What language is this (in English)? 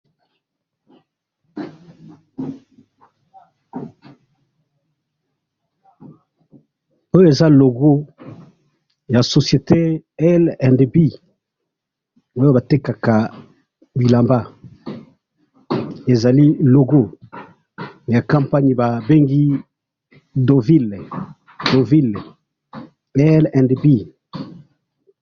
Lingala